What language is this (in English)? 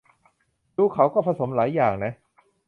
Thai